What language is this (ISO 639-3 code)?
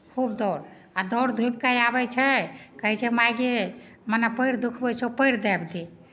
mai